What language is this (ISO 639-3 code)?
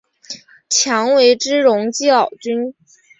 zho